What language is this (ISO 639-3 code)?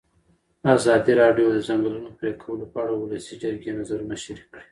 pus